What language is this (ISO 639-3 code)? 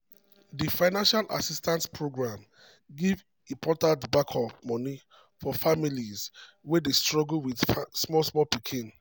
pcm